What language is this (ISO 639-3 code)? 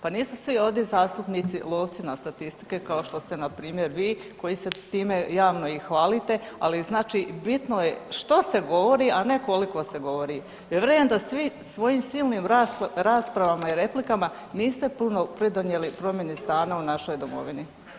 hrv